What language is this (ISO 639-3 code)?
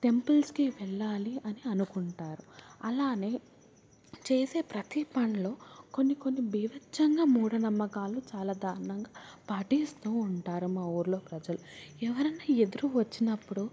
tel